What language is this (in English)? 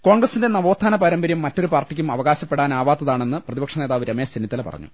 Malayalam